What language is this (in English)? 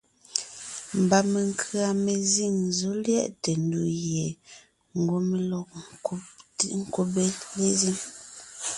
Ngiemboon